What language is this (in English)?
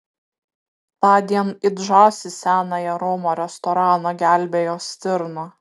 Lithuanian